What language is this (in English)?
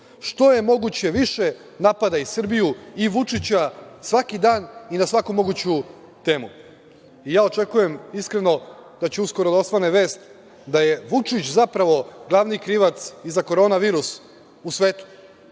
Serbian